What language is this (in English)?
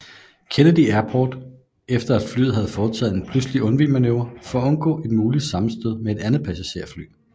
Danish